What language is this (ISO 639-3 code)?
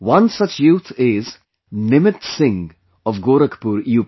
eng